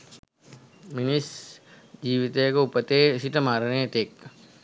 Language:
Sinhala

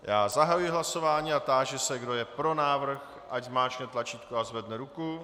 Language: Czech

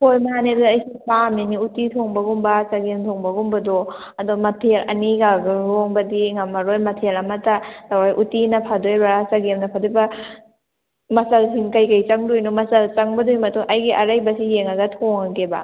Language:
Manipuri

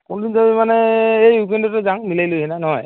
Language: Assamese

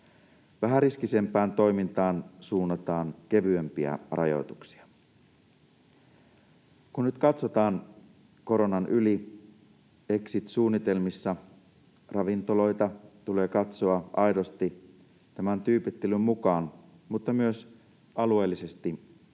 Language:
Finnish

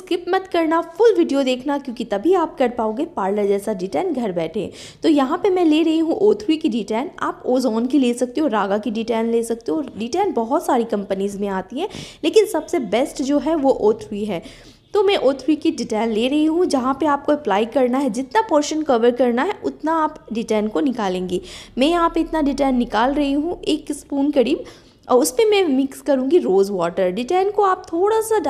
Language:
Hindi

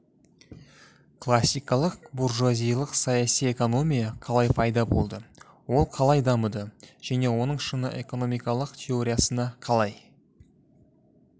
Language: Kazakh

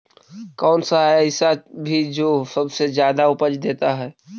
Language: Magahi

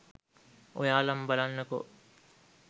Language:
Sinhala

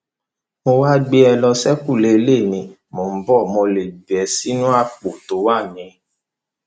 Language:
Yoruba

